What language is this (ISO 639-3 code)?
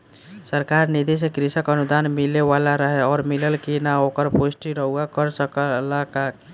bho